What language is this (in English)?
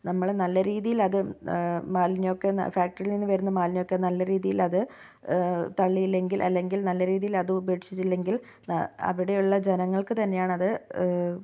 Malayalam